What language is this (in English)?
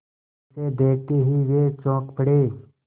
Hindi